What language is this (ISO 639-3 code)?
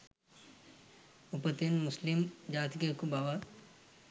sin